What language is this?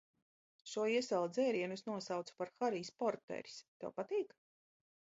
Latvian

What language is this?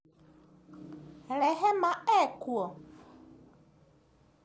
Kikuyu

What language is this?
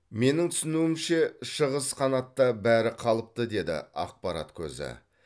Kazakh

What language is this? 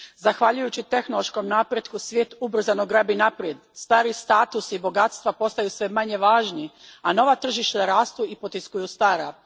Croatian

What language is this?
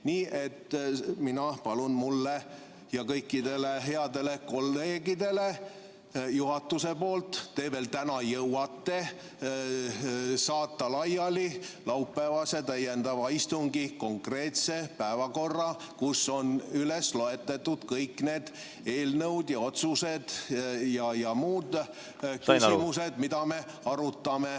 Estonian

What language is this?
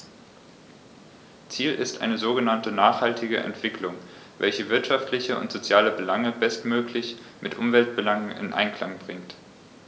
German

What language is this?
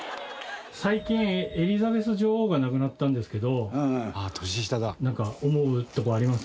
Japanese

